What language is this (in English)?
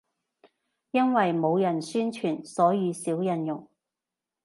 Cantonese